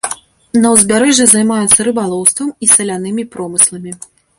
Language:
Belarusian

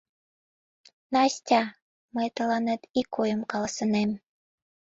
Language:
Mari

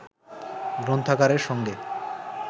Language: Bangla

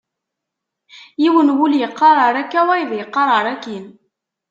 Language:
Kabyle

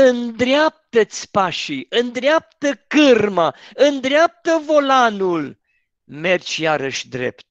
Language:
Romanian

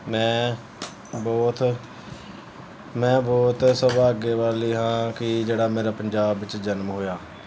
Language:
Punjabi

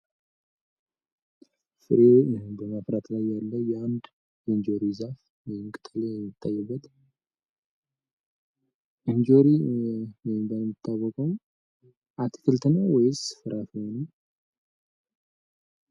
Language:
Amharic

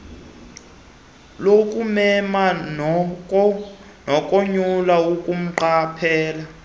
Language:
Xhosa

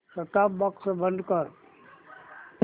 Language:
Marathi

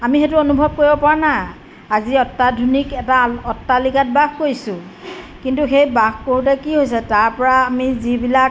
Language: Assamese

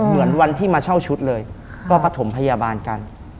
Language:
Thai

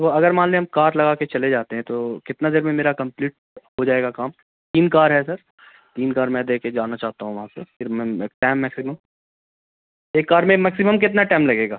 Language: Urdu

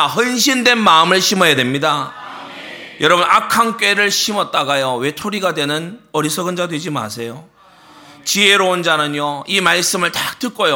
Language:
Korean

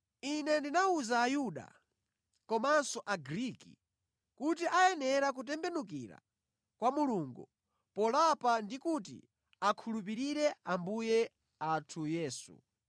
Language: Nyanja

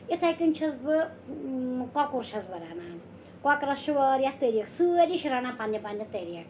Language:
Kashmiri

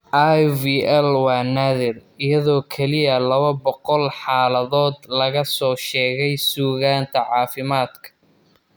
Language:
Somali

